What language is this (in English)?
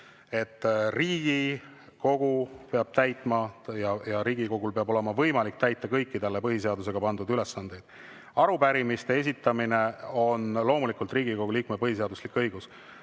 Estonian